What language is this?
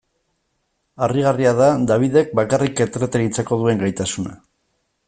Basque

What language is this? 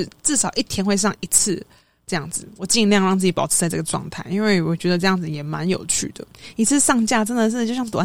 Chinese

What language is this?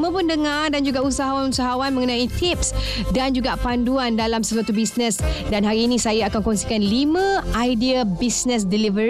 Malay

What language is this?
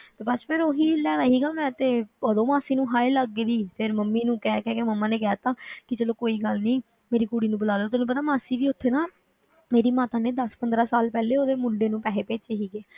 Punjabi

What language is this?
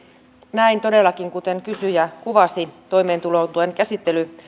Finnish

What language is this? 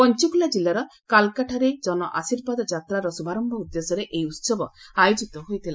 Odia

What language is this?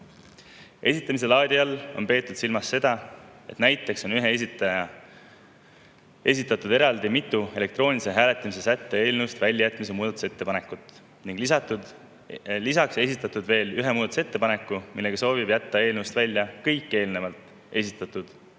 Estonian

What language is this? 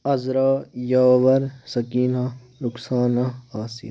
Kashmiri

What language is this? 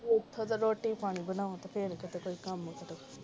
Punjabi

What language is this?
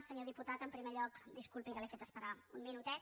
Catalan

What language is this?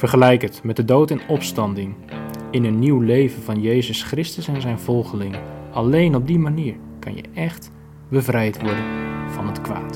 Dutch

